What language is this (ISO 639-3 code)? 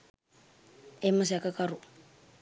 sin